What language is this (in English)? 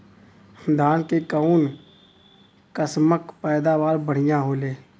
Bhojpuri